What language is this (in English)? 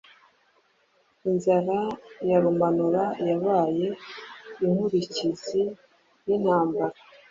Kinyarwanda